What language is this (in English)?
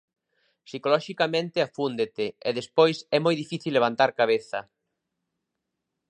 Galician